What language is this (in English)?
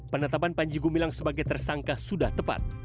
Indonesian